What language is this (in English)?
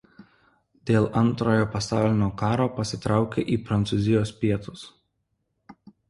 Lithuanian